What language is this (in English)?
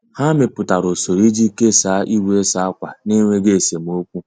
Igbo